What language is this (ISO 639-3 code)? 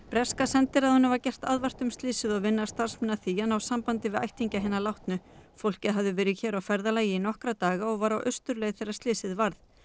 isl